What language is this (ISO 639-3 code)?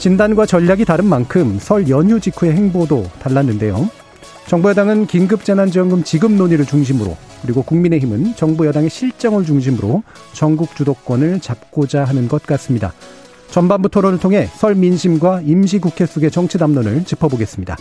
kor